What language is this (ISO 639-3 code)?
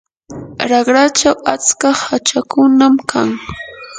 qur